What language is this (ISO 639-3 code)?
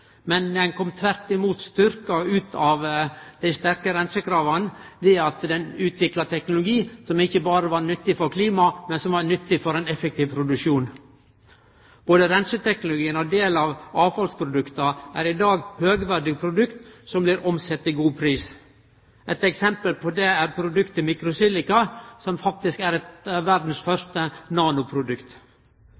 nno